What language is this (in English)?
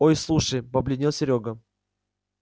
Russian